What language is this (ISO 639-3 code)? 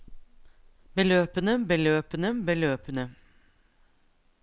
nor